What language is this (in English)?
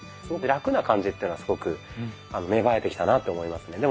Japanese